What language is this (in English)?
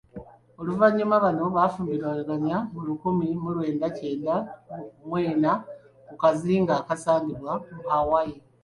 Ganda